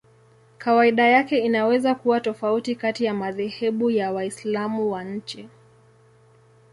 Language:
Swahili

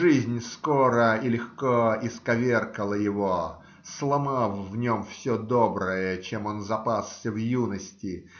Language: Russian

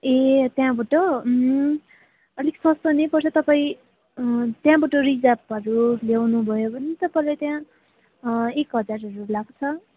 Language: Nepali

